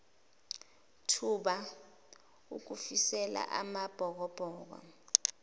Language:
Zulu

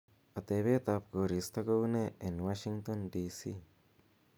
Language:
Kalenjin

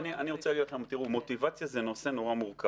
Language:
Hebrew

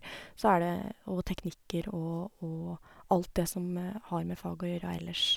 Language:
Norwegian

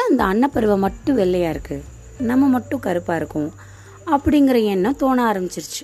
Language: Tamil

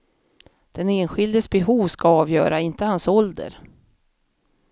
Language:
Swedish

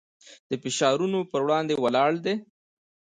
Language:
Pashto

